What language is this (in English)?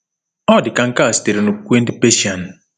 Igbo